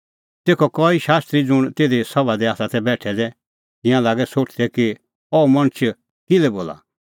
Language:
Kullu Pahari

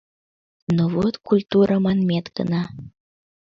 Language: Mari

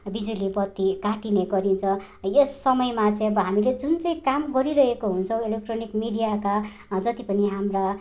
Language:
Nepali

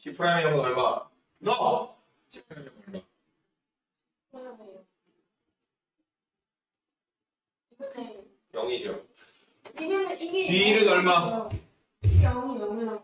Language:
Korean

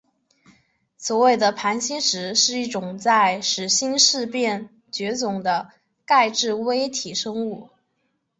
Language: Chinese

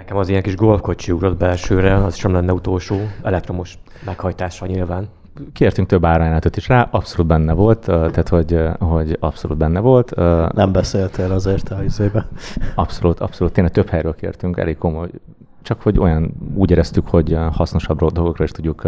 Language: Hungarian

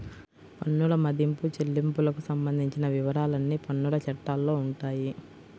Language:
Telugu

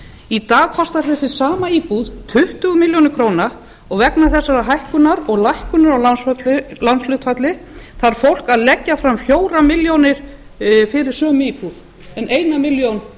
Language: Icelandic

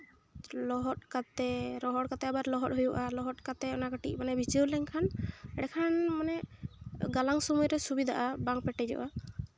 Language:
Santali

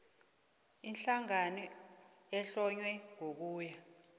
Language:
South Ndebele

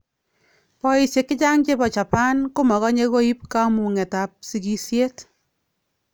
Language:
Kalenjin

